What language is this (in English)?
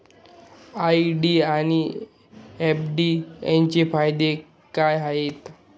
Marathi